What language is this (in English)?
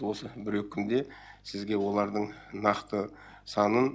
Kazakh